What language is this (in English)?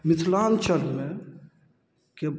Maithili